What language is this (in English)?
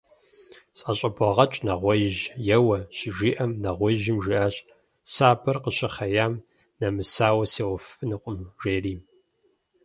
Kabardian